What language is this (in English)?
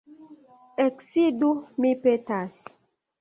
Esperanto